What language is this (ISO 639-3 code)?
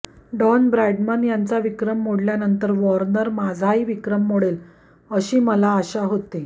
mar